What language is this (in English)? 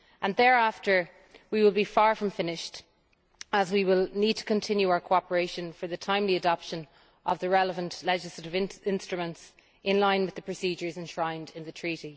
English